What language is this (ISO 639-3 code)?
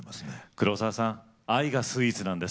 jpn